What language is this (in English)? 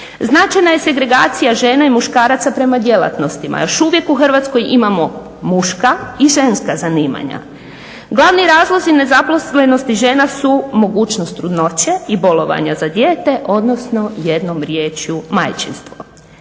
Croatian